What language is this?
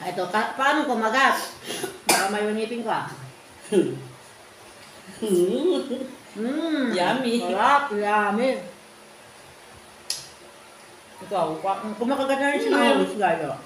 Filipino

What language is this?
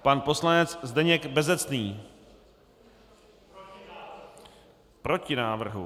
Czech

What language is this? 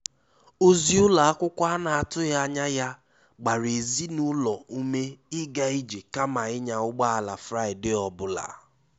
Igbo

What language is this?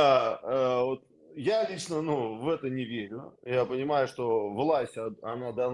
Russian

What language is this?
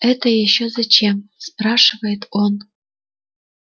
Russian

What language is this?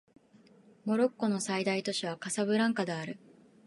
Japanese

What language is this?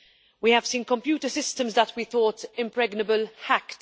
English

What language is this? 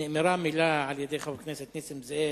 Hebrew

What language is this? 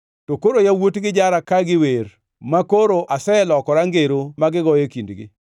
Luo (Kenya and Tanzania)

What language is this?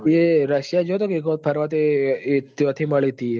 Gujarati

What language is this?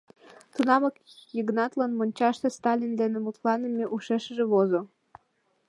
Mari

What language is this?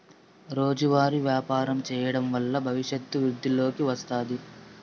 Telugu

